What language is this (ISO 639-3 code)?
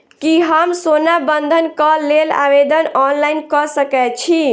mai